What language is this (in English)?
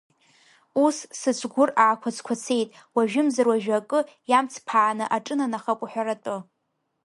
Abkhazian